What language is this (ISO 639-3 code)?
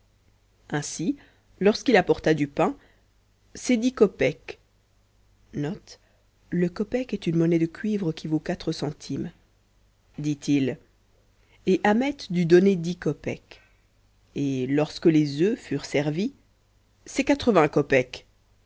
fra